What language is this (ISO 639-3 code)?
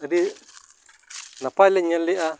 sat